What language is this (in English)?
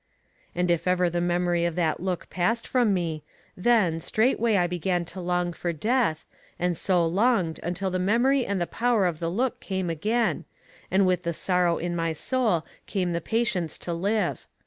English